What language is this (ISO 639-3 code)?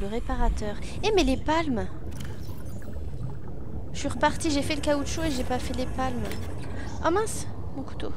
fra